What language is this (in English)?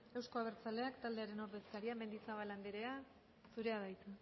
Basque